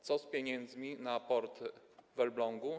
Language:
Polish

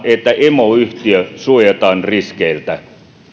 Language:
Finnish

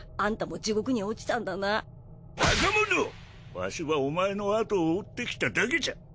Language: Japanese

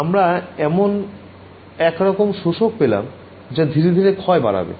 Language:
Bangla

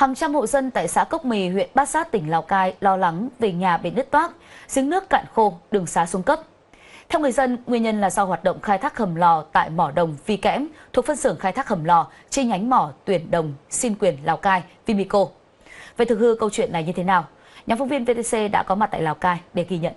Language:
Vietnamese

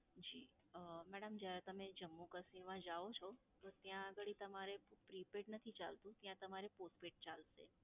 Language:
Gujarati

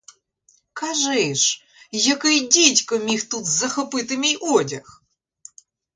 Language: Ukrainian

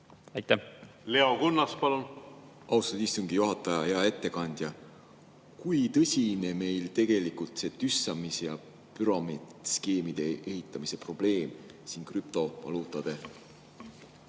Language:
Estonian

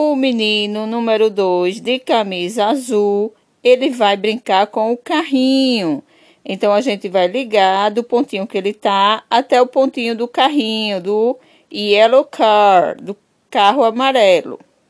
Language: Portuguese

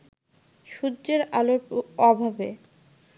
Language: Bangla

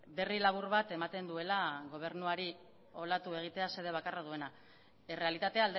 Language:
Basque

